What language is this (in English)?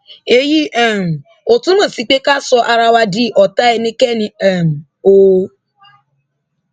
Yoruba